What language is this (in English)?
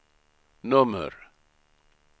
Swedish